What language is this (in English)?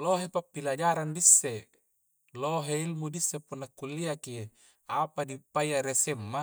Coastal Konjo